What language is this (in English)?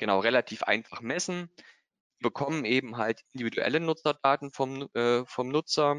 German